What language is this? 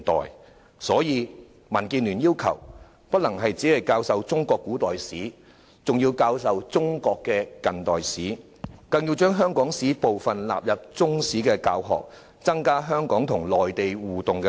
Cantonese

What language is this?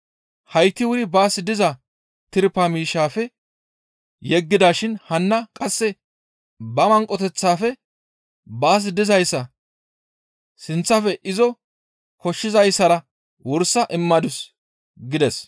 Gamo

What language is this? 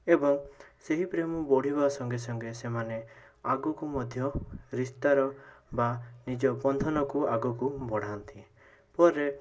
Odia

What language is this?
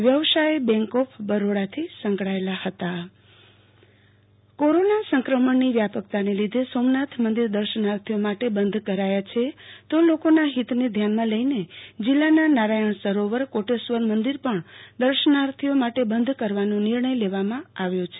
Gujarati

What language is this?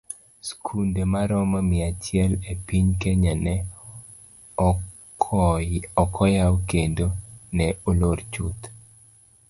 Luo (Kenya and Tanzania)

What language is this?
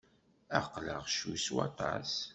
Kabyle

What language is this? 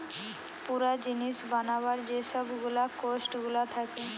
Bangla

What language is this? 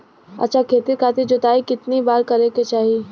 Bhojpuri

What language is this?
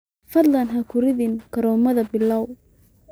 Somali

